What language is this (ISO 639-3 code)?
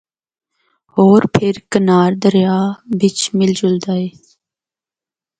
hno